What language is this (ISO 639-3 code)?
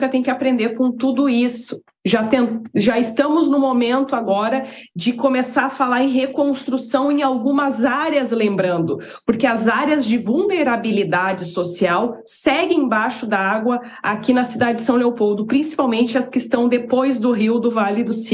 por